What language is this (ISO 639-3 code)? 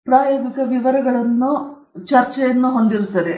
kan